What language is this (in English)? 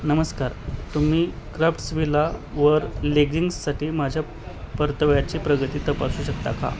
Marathi